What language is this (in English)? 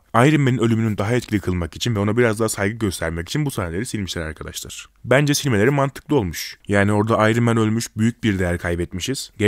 Turkish